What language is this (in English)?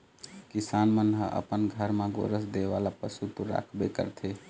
Chhattisgarhi